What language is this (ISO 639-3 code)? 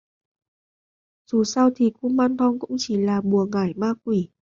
vie